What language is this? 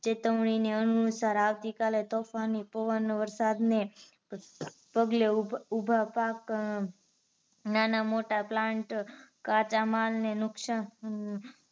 Gujarati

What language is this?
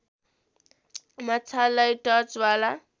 Nepali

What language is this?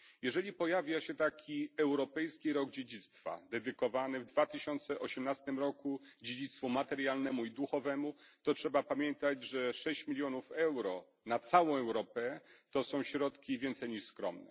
Polish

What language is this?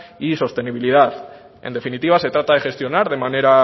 Spanish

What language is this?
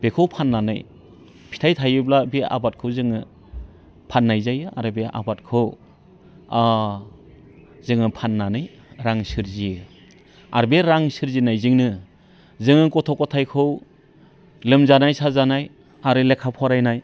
Bodo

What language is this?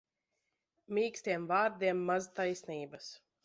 Latvian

